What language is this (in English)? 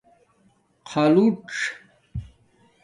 Domaaki